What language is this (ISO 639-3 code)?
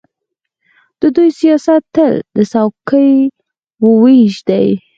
pus